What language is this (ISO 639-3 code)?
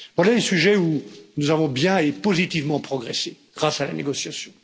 fra